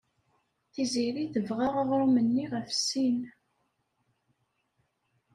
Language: Kabyle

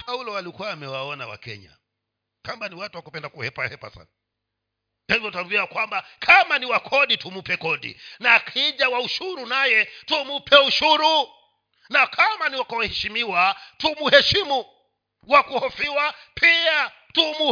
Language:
Swahili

